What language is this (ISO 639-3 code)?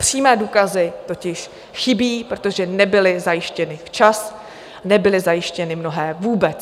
ces